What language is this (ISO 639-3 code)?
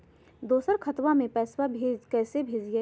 mag